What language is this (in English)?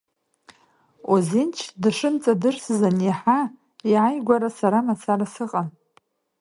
Abkhazian